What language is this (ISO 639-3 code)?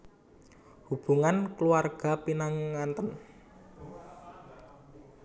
jav